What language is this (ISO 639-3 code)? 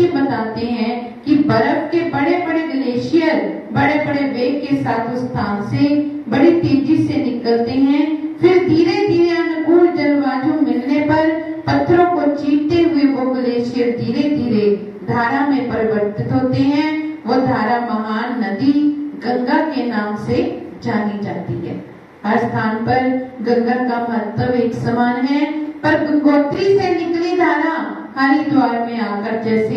hin